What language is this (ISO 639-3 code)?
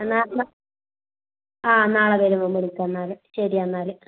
mal